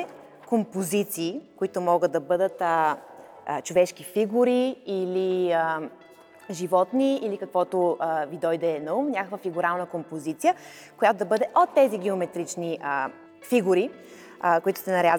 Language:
Bulgarian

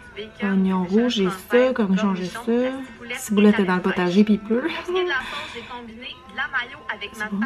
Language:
French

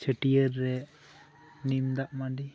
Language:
Santali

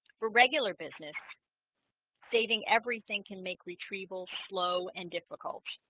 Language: English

